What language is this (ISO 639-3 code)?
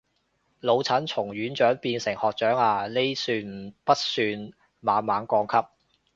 yue